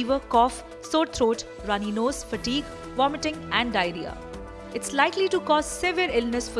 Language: English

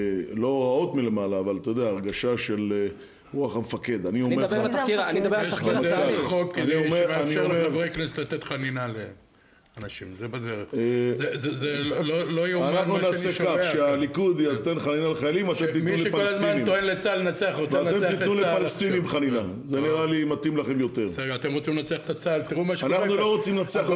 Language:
Hebrew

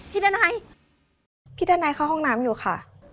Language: Thai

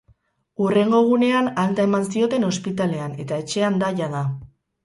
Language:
Basque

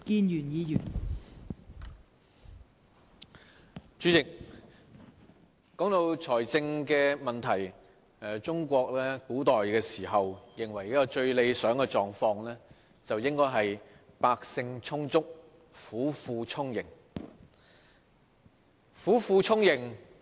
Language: Cantonese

